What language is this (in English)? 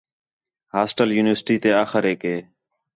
Khetrani